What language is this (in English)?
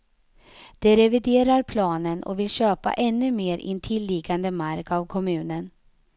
Swedish